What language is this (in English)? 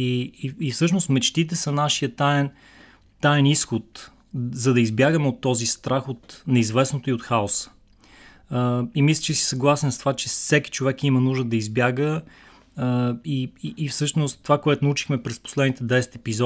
Bulgarian